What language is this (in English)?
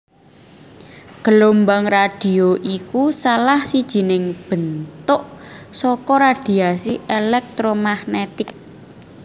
Javanese